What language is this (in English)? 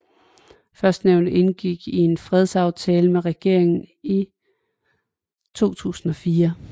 Danish